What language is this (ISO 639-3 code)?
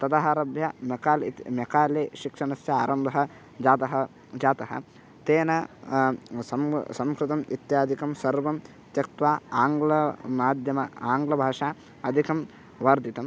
san